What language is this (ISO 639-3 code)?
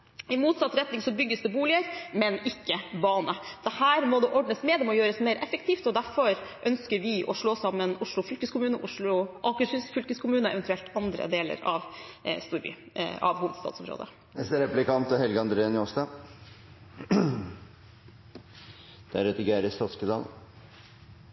nor